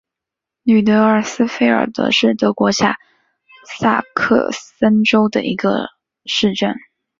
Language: Chinese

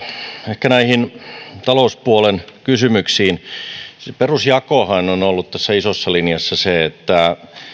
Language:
Finnish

